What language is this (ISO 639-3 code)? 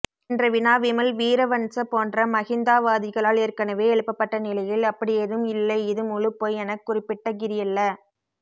tam